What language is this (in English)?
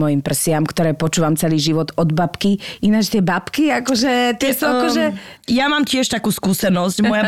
Slovak